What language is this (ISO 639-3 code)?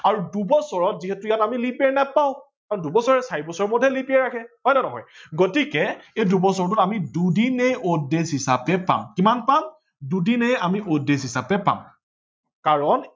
asm